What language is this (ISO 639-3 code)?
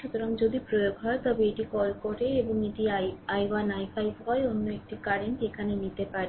ben